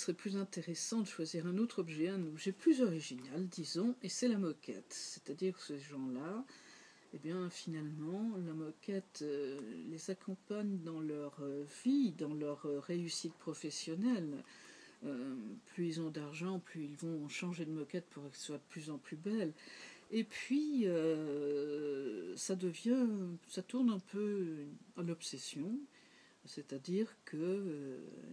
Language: French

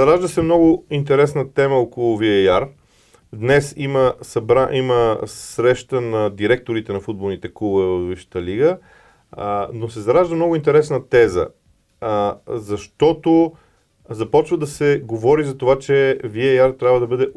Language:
Bulgarian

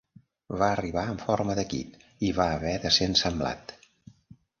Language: Catalan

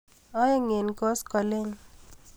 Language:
Kalenjin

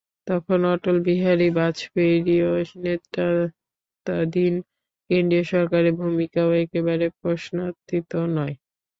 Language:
Bangla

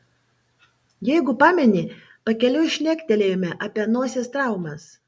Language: Lithuanian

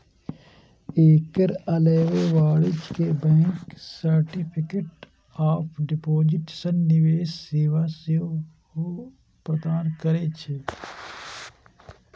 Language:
Maithili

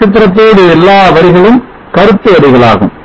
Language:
Tamil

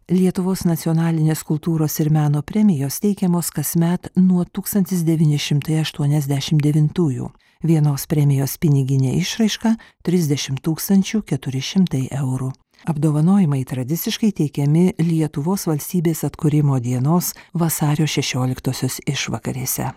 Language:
Lithuanian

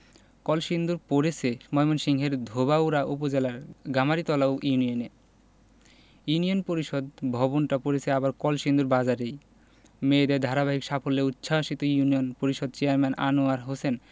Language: Bangla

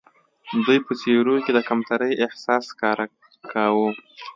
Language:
Pashto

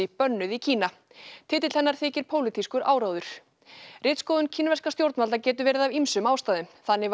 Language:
Icelandic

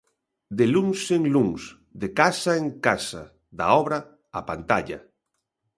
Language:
Galician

